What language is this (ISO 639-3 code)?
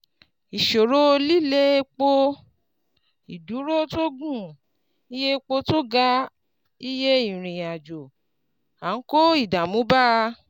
yor